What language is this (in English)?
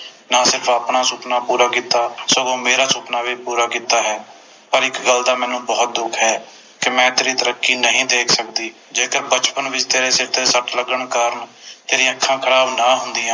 Punjabi